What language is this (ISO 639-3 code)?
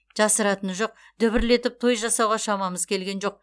kaz